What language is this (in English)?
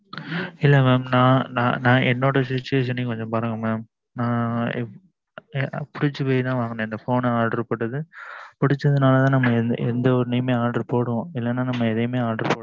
Tamil